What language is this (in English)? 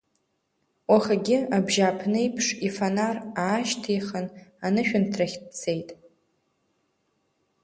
Abkhazian